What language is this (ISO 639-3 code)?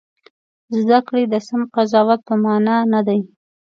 pus